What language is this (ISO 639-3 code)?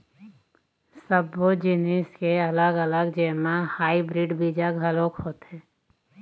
hne